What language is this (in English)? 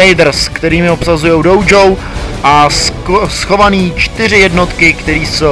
Czech